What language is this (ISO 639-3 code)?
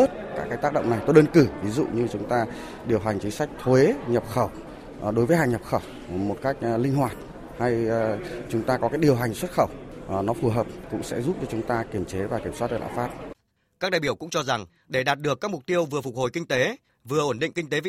vie